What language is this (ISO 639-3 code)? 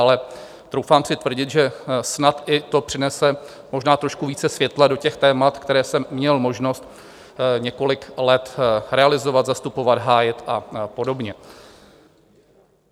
ces